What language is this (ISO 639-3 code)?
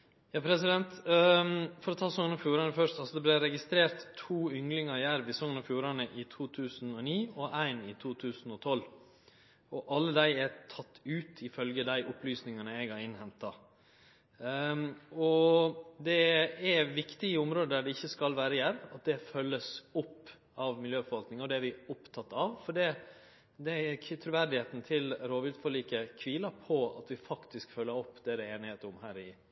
nno